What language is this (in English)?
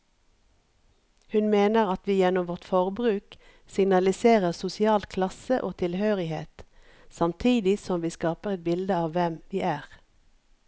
Norwegian